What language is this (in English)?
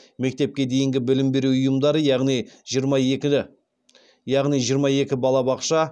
Kazakh